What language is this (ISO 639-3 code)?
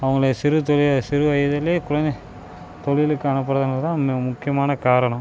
tam